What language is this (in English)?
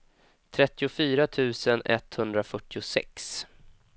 Swedish